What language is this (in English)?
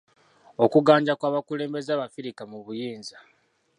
Ganda